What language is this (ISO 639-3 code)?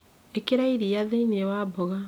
kik